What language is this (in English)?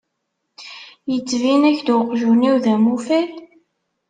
Kabyle